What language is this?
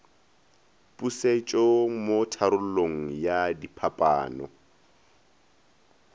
Northern Sotho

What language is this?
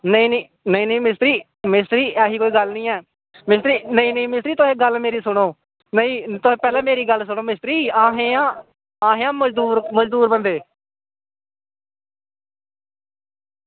Dogri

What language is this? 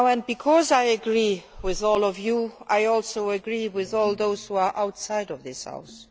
English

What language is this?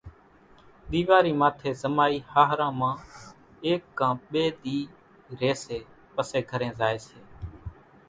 Kachi Koli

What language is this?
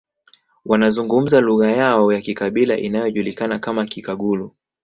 Swahili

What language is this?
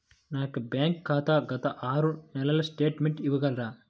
Telugu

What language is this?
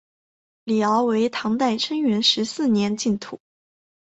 Chinese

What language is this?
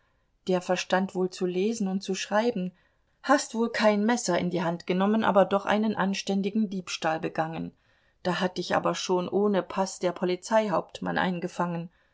German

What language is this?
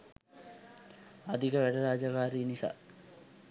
Sinhala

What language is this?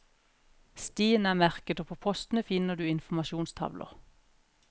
Norwegian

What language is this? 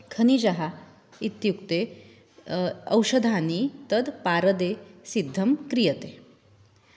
Sanskrit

